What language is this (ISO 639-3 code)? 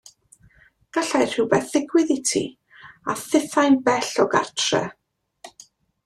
cym